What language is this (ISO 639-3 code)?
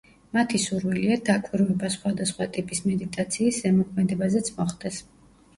kat